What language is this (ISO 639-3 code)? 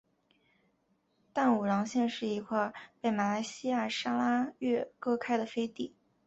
zho